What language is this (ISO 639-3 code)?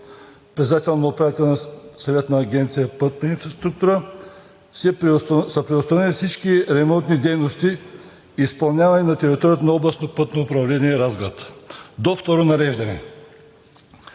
bul